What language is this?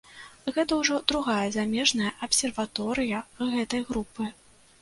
Belarusian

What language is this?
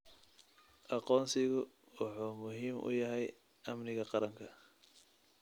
Somali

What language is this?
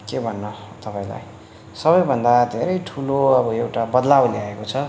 Nepali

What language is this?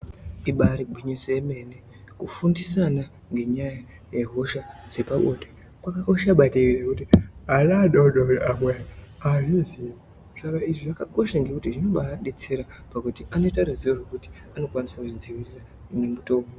Ndau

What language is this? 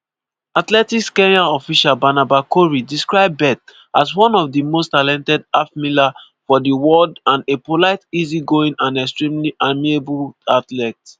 Nigerian Pidgin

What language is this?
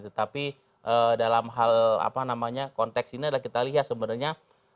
Indonesian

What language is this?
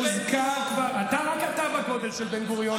Hebrew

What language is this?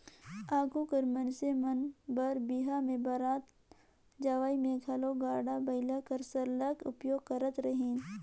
Chhattisgarhi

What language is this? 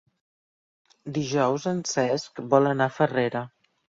Catalan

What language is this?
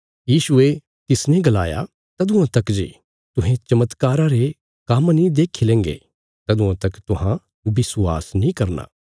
Bilaspuri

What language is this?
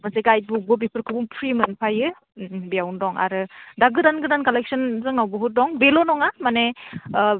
Bodo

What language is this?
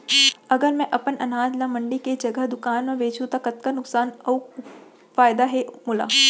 Chhattisgarhi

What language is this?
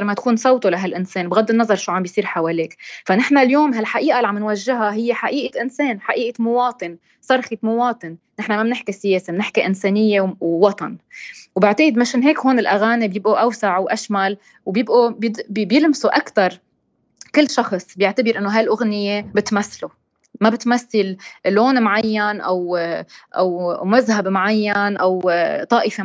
Arabic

